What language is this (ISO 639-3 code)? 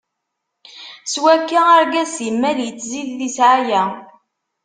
kab